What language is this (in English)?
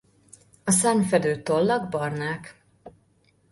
Hungarian